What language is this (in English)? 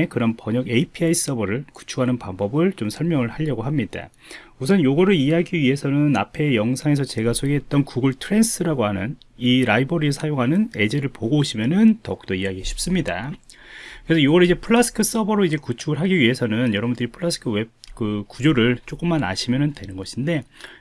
Korean